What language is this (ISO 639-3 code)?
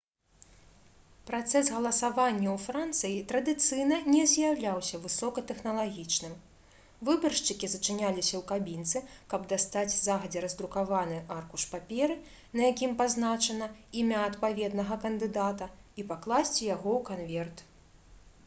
bel